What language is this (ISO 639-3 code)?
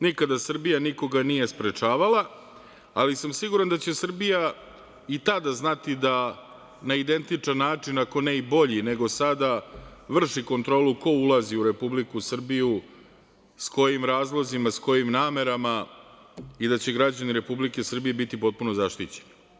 srp